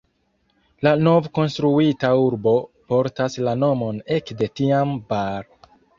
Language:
Esperanto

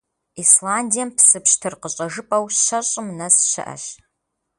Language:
Kabardian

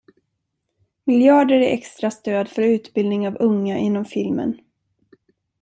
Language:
Swedish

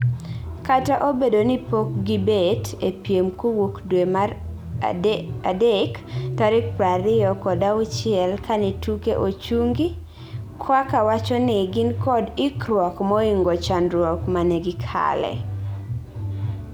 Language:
Luo (Kenya and Tanzania)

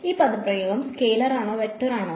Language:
Malayalam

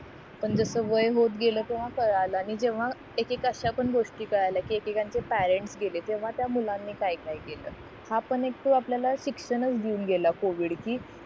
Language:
Marathi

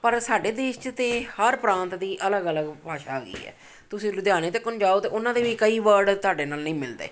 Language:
Punjabi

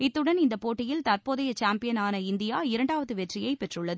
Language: Tamil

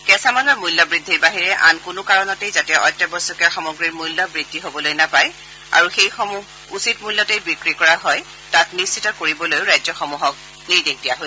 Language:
Assamese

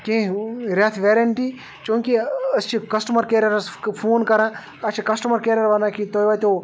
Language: Kashmiri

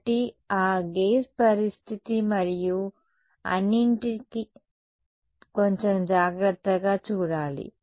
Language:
Telugu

